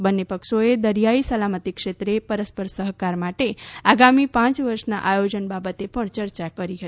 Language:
Gujarati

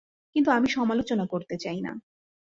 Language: Bangla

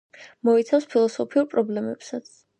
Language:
Georgian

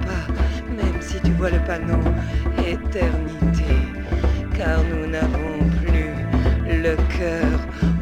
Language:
French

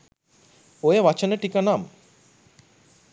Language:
Sinhala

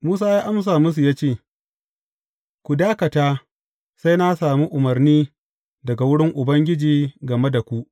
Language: Hausa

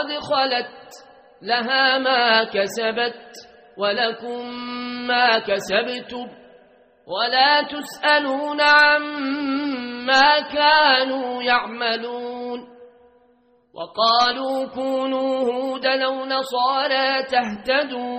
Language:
Arabic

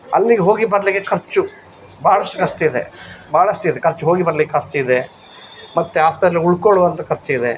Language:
Kannada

